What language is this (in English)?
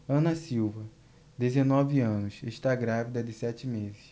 Portuguese